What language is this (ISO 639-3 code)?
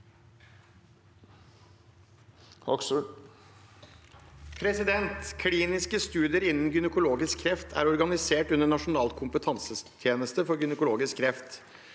nor